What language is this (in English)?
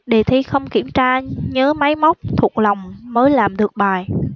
Vietnamese